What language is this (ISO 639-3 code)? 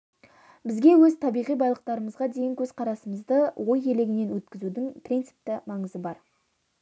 kaz